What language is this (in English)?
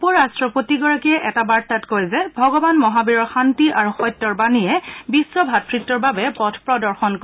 Assamese